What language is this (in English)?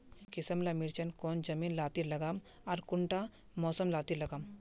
Magahi